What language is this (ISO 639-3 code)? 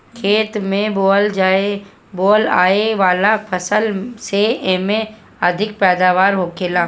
bho